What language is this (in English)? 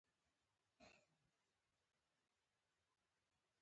Pashto